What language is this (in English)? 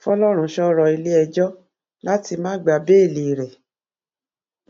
Yoruba